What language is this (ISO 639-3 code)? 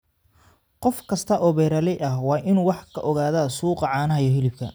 som